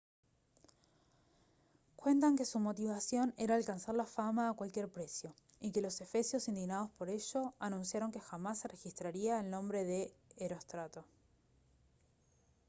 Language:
Spanish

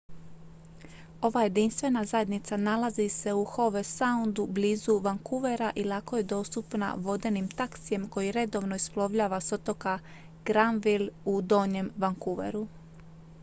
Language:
Croatian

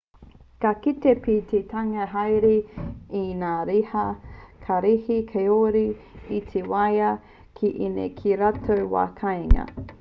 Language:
Māori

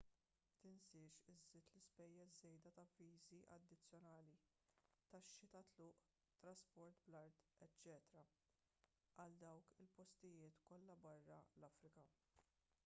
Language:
Maltese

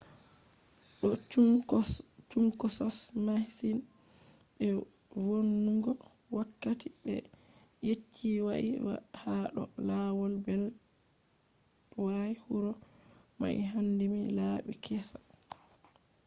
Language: Fula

